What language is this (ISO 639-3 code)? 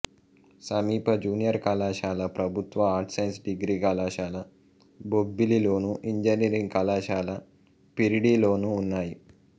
tel